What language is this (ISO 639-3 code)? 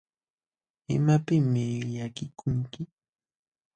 qxw